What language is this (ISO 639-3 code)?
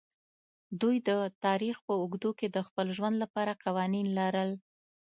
pus